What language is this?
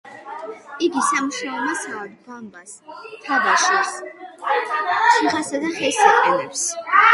Georgian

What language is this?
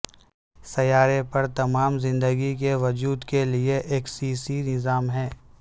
Urdu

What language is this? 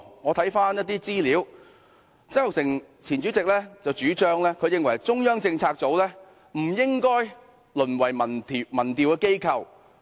Cantonese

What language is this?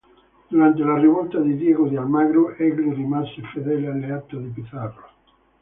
Italian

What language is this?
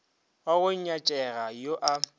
Northern Sotho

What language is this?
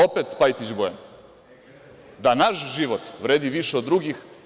Serbian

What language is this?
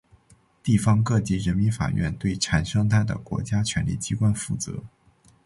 Chinese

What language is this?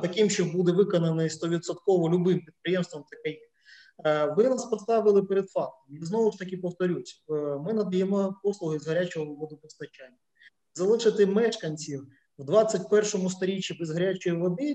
Ukrainian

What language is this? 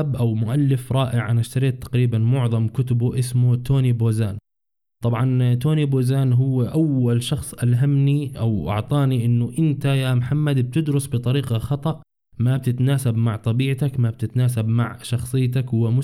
Arabic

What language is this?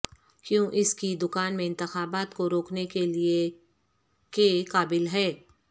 Urdu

